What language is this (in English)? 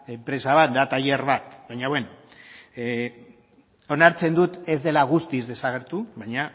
Basque